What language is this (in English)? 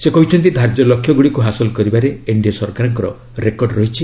Odia